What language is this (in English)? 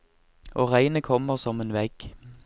Norwegian